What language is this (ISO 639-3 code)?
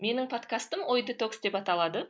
kaz